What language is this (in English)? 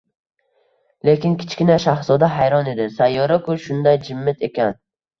Uzbek